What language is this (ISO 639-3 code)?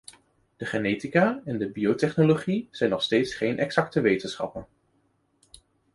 nld